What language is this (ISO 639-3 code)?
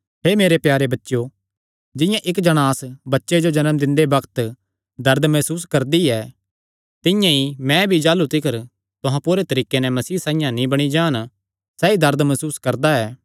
xnr